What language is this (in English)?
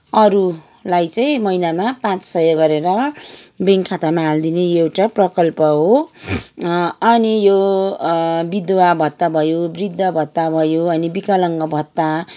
Nepali